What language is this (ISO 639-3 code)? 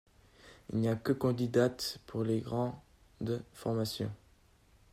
fra